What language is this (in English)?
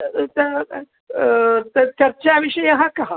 Sanskrit